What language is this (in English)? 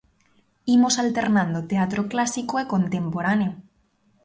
Galician